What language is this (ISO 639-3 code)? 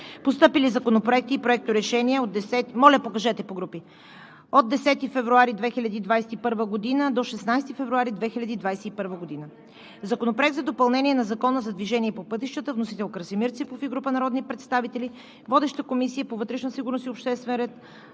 bul